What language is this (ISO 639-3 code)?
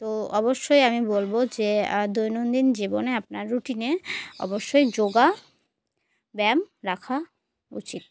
ben